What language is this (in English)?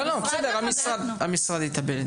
Hebrew